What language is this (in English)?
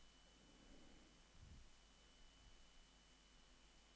Norwegian